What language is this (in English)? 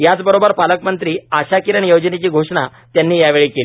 Marathi